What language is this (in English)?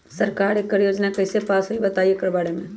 Magahi